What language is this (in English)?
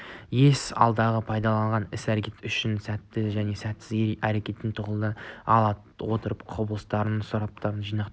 Kazakh